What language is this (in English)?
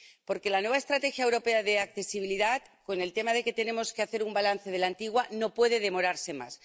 Spanish